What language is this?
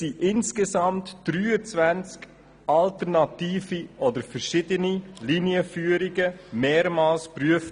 Swiss German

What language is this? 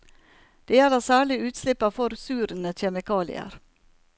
Norwegian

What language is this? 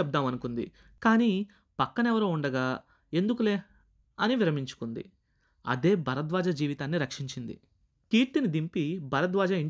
Telugu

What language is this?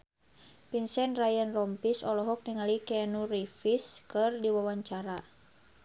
Sundanese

